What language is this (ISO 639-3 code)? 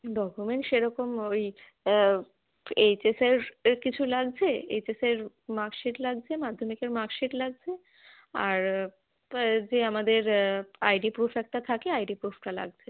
ben